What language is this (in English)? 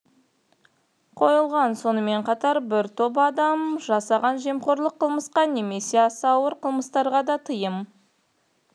Kazakh